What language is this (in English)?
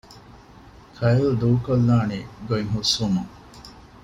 Divehi